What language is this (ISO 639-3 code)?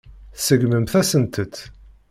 kab